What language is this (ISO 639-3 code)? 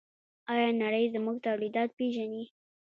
pus